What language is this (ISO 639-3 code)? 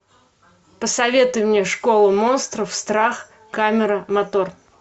rus